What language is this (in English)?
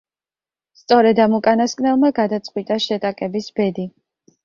Georgian